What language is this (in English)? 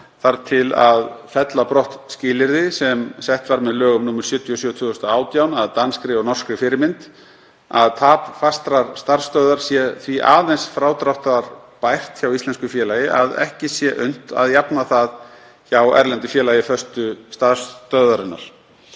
Icelandic